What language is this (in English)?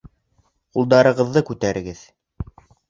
Bashkir